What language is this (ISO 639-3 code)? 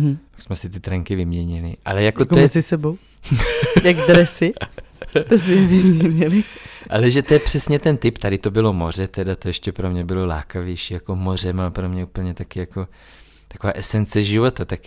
ces